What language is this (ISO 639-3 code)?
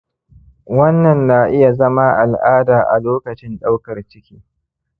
hau